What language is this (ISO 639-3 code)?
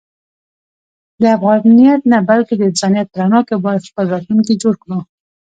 pus